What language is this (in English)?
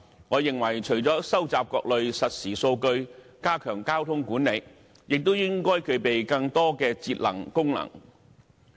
Cantonese